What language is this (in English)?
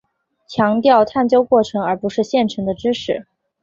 Chinese